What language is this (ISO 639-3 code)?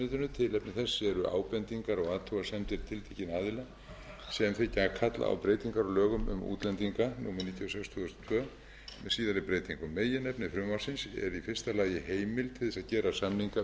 isl